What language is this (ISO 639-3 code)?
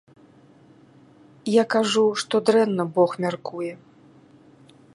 bel